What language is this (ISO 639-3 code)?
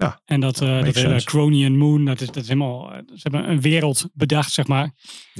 nld